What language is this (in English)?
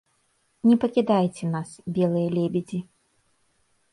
Belarusian